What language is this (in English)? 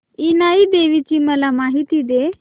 Marathi